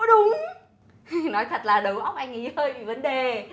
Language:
Vietnamese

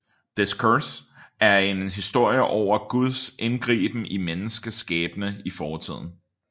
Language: Danish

